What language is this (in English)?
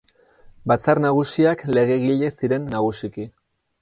Basque